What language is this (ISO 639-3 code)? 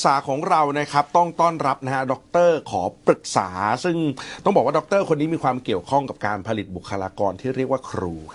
tha